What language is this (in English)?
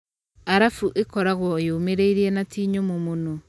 Kikuyu